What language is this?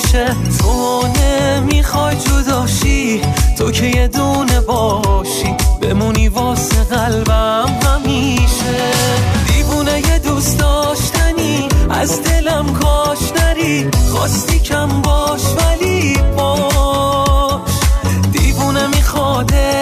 Persian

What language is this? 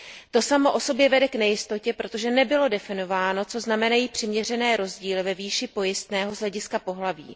Czech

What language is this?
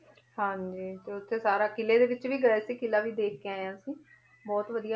Punjabi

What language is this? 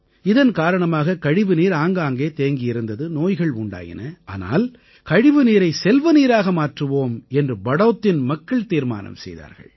Tamil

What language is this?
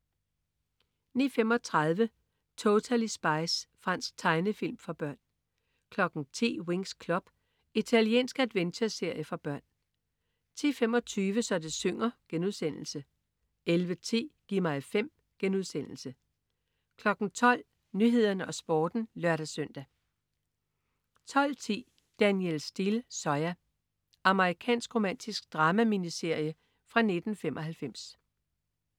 Danish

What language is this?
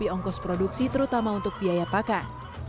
Indonesian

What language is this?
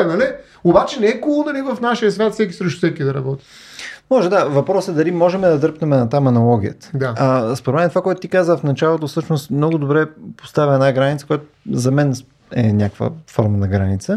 Bulgarian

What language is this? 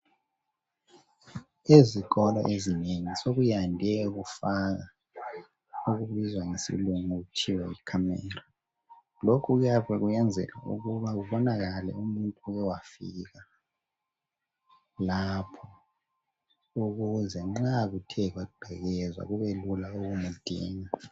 North Ndebele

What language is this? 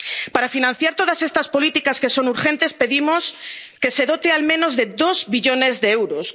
Spanish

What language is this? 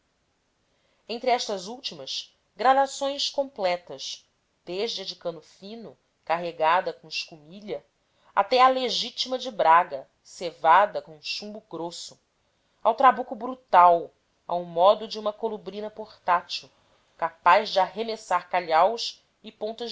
Portuguese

